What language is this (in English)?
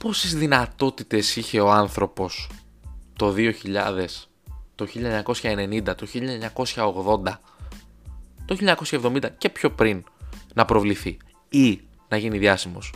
Greek